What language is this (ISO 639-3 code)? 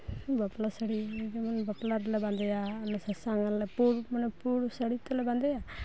sat